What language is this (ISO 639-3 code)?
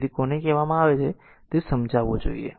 guj